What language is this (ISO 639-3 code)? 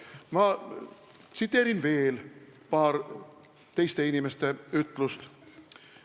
est